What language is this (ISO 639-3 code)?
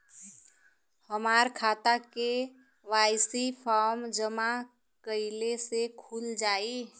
bho